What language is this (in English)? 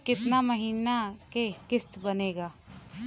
Bhojpuri